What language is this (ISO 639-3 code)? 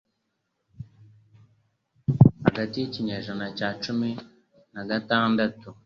kin